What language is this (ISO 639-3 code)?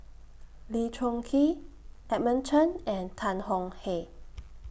eng